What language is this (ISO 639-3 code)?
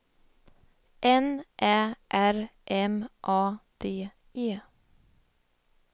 swe